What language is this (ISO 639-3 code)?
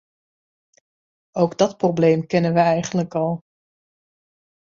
nld